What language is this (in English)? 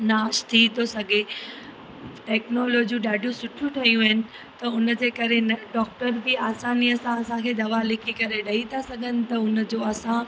Sindhi